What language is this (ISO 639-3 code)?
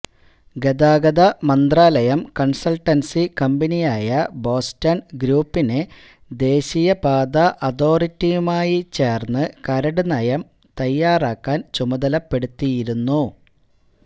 mal